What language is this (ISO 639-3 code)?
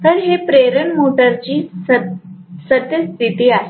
mar